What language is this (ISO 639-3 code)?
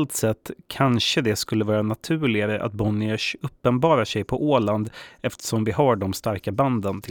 swe